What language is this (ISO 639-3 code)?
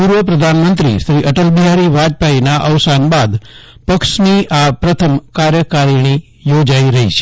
guj